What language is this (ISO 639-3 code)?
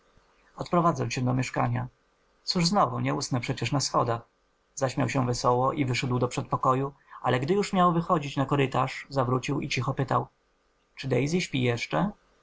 pol